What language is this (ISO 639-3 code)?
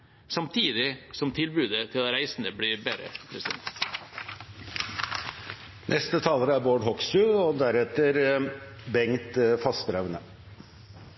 nob